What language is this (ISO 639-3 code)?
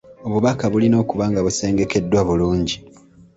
lug